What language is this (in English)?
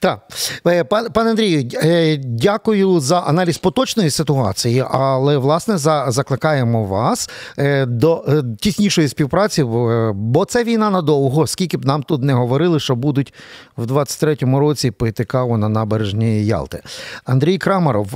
Ukrainian